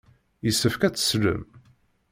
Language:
Kabyle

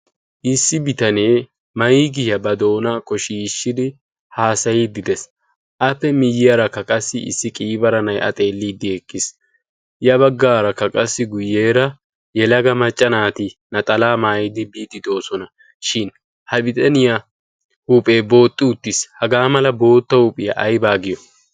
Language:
Wolaytta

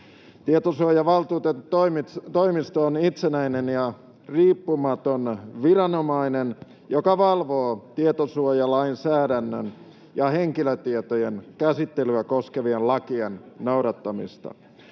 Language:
Finnish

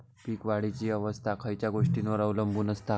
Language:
Marathi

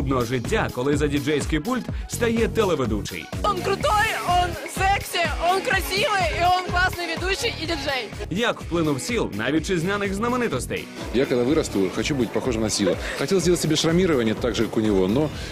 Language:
Ukrainian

